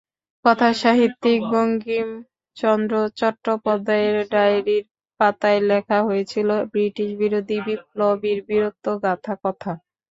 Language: Bangla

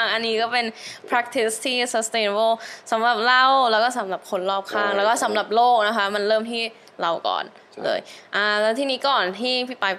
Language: Thai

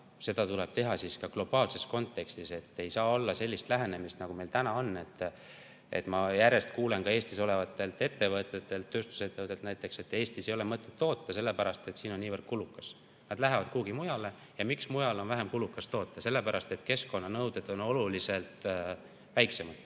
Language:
Estonian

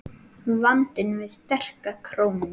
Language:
Icelandic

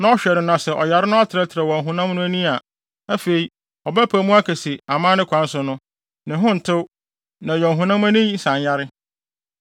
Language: Akan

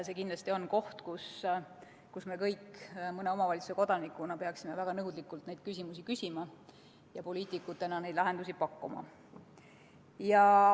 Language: Estonian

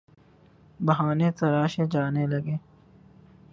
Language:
Urdu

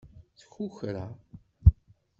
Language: Kabyle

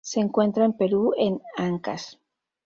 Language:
Spanish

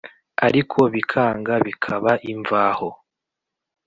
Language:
Kinyarwanda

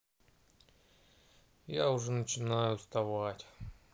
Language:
Russian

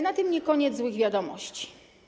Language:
Polish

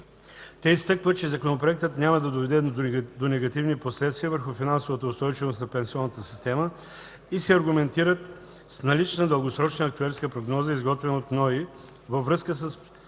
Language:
Bulgarian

